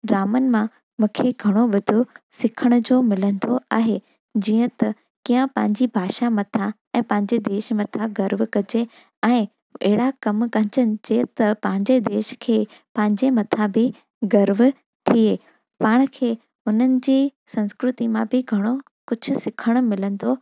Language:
Sindhi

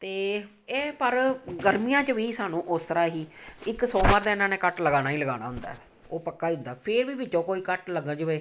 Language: Punjabi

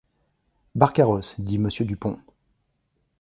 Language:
French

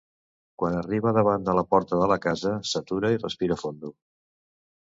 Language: Catalan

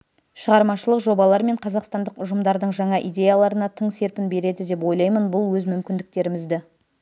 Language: Kazakh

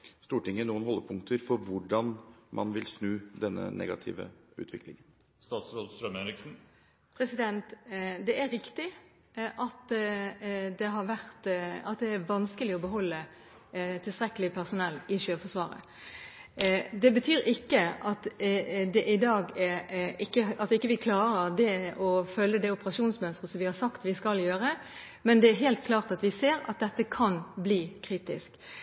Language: Norwegian Bokmål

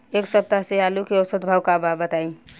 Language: Bhojpuri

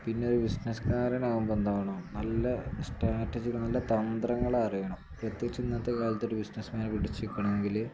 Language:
Malayalam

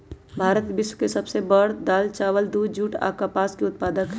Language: Magahi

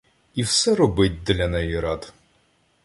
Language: Ukrainian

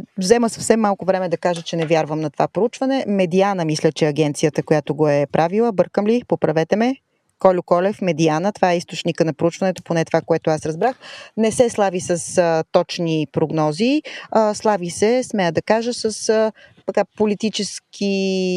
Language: Bulgarian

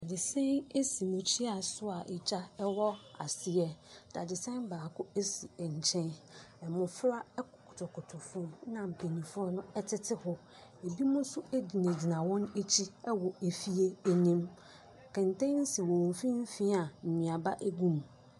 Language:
Akan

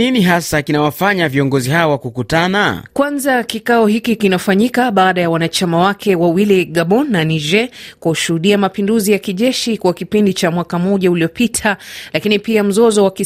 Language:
Swahili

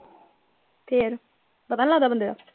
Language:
Punjabi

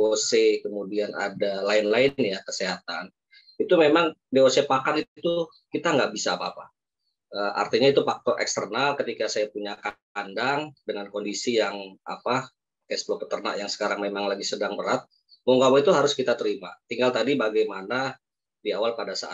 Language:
Indonesian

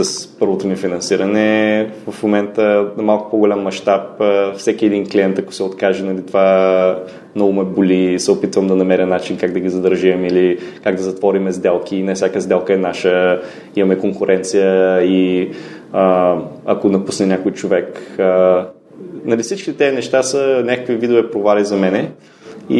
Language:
Bulgarian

